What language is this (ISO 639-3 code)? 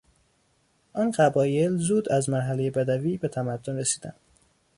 fas